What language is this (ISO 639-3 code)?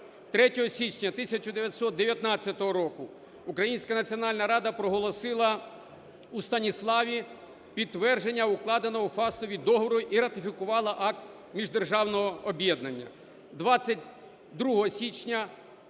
ukr